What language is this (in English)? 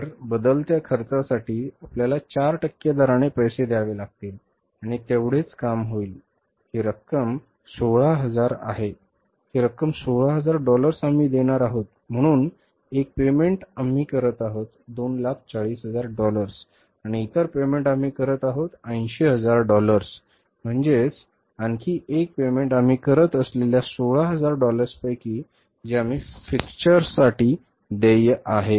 Marathi